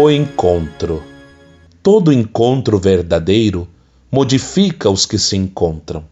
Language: Portuguese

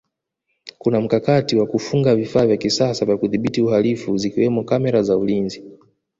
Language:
Swahili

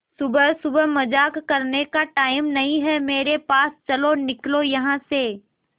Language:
Hindi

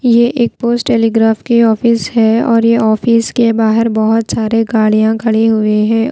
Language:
Hindi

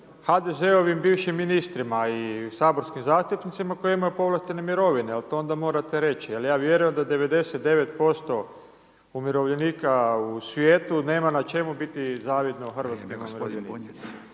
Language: Croatian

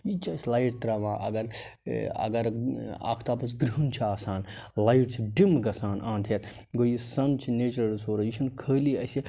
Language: Kashmiri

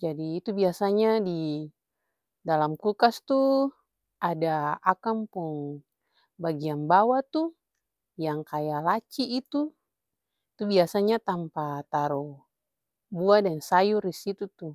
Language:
Ambonese Malay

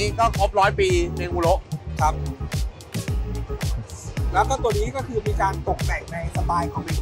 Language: Thai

